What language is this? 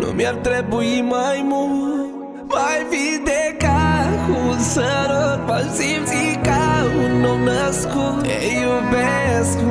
Romanian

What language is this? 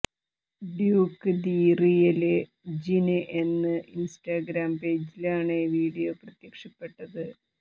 Malayalam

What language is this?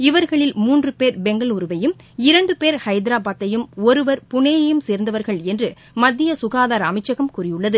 Tamil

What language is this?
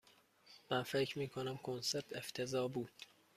Persian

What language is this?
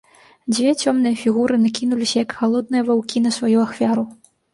Belarusian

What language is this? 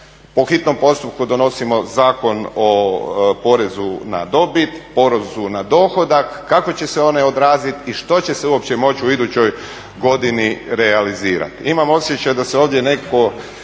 Croatian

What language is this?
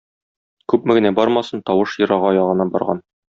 Tatar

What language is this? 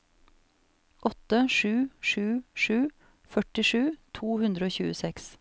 Norwegian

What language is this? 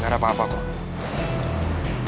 Indonesian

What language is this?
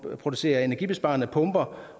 Danish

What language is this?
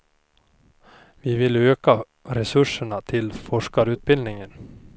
Swedish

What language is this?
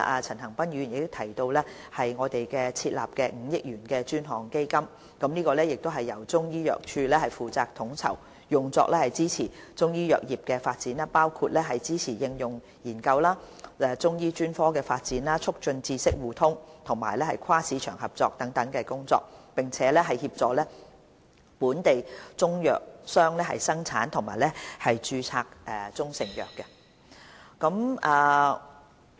Cantonese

